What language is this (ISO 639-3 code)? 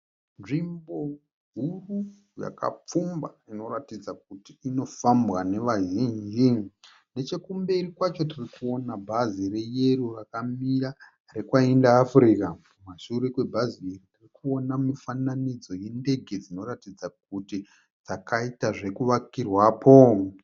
sna